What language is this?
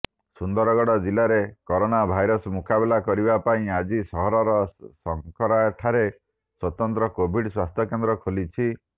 Odia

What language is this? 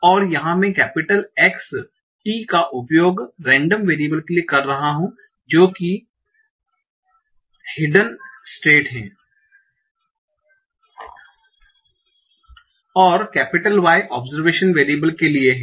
Hindi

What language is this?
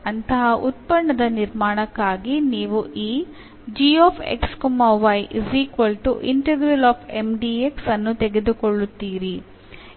Kannada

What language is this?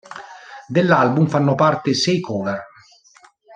Italian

